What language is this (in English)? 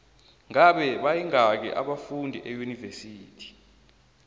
South Ndebele